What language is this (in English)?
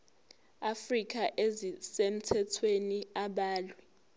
Zulu